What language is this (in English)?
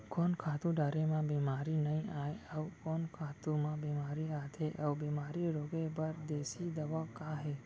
Chhattisgarhi